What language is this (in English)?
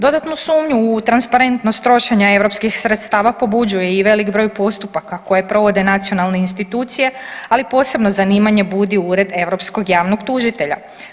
Croatian